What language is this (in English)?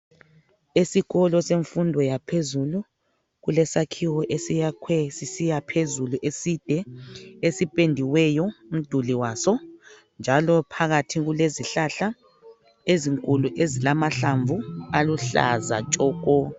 North Ndebele